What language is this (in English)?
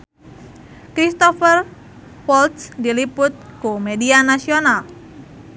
Sundanese